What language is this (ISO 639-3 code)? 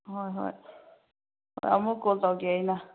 mni